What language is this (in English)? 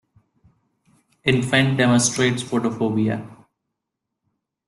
English